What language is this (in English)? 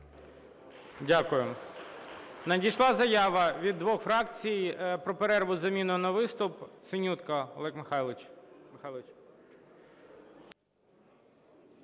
Ukrainian